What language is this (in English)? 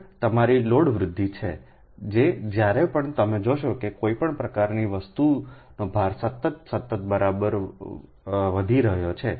Gujarati